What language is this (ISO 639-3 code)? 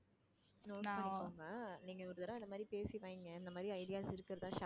tam